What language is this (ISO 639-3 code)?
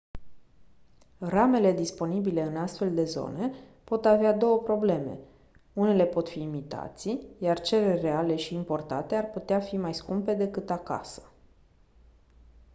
ron